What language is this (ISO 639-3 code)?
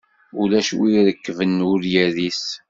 kab